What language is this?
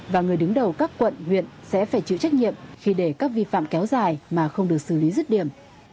Vietnamese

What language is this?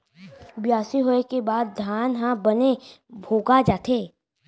Chhattisgarhi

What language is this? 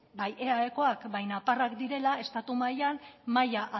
Basque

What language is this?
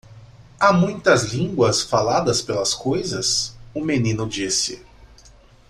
Portuguese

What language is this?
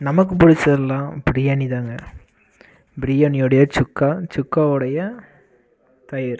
Tamil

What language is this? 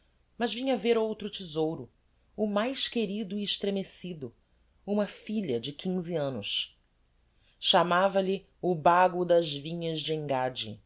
Portuguese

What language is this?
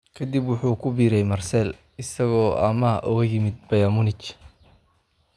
Somali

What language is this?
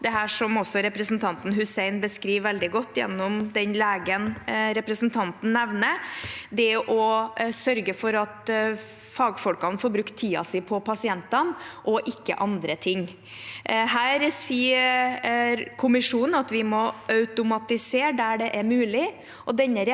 Norwegian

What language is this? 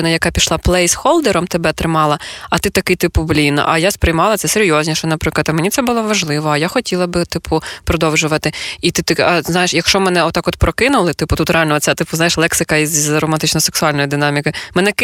Ukrainian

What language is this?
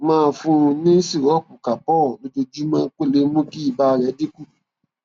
Yoruba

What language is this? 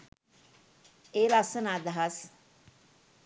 Sinhala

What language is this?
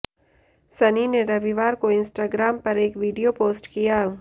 Hindi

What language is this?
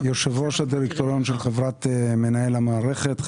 Hebrew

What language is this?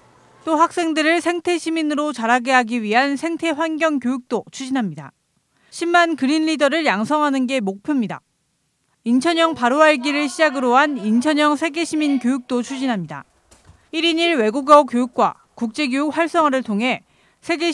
Korean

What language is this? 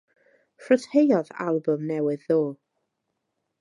Welsh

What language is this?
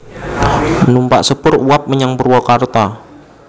Javanese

